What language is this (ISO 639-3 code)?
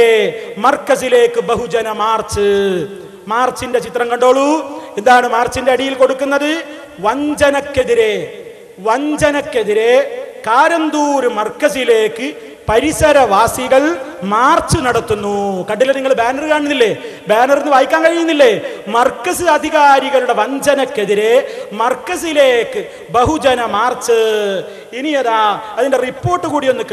ara